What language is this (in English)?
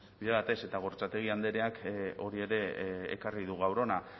Basque